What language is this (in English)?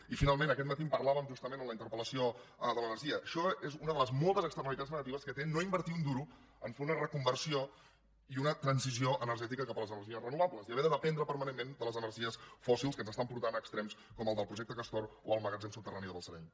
Catalan